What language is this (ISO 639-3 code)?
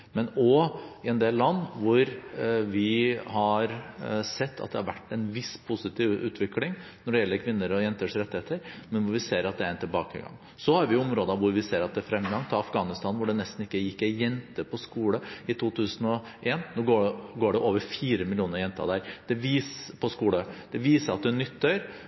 nob